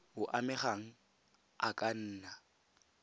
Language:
Tswana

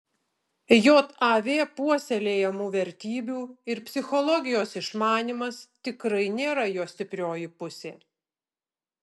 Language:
Lithuanian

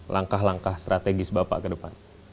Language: Indonesian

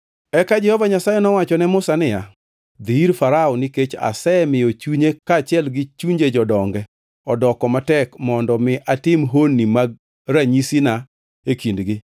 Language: Luo (Kenya and Tanzania)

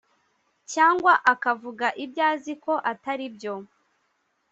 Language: Kinyarwanda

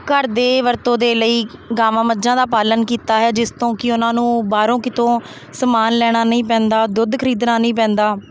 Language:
Punjabi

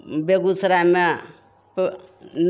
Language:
Maithili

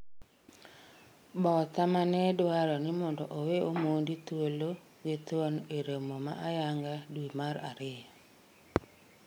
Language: Luo (Kenya and Tanzania)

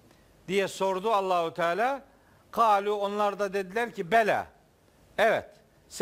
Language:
Turkish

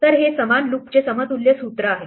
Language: Marathi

